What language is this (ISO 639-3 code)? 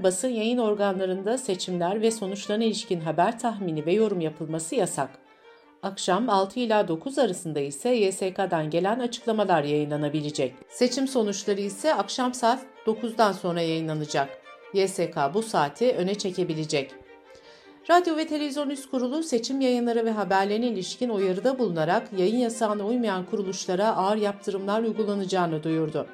tur